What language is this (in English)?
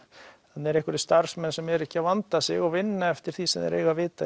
Icelandic